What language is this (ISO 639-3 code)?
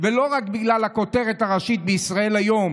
heb